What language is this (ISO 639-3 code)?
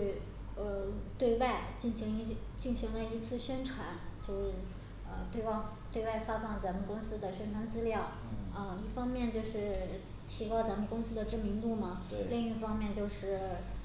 zho